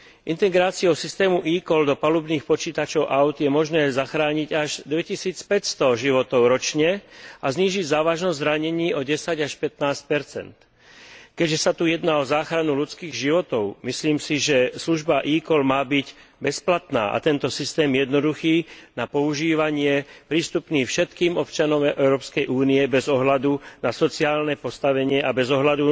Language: Slovak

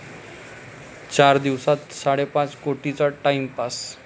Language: Marathi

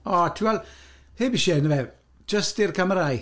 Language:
Welsh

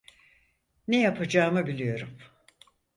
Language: Turkish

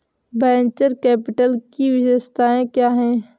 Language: Hindi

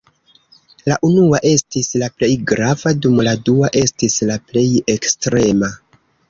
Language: Esperanto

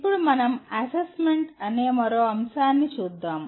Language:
Telugu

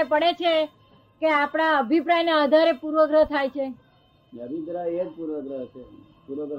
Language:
Gujarati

